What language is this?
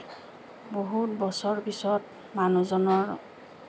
Assamese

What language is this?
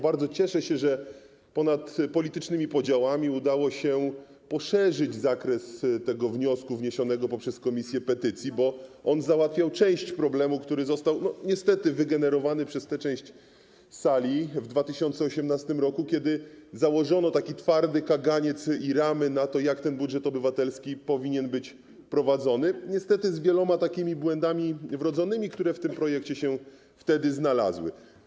Polish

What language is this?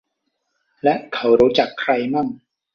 Thai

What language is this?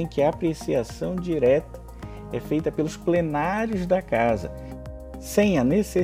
Portuguese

